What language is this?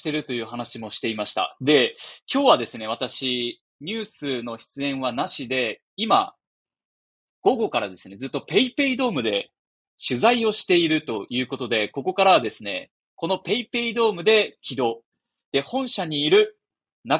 Japanese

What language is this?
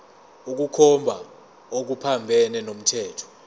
Zulu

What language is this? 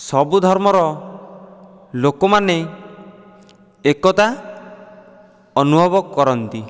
Odia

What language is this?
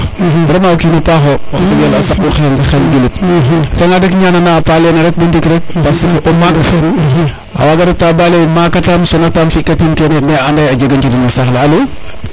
Serer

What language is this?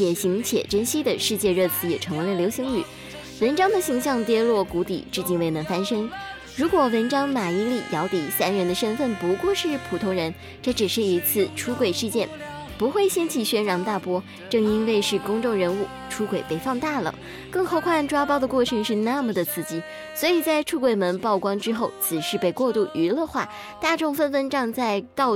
Chinese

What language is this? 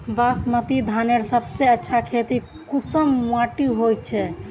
Magahi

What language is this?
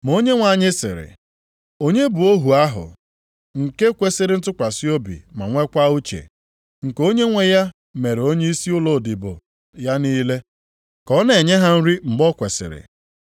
Igbo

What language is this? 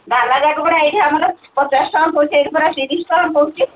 Odia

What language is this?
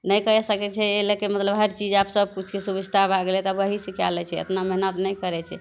Maithili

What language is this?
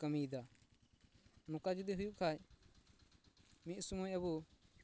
Santali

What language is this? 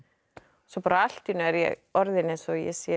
Icelandic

